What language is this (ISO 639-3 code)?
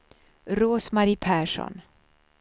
swe